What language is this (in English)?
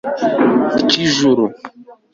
Kinyarwanda